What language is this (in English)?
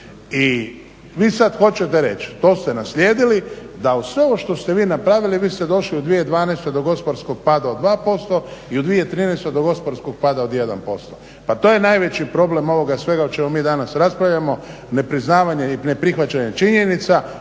Croatian